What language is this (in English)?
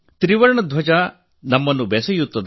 Kannada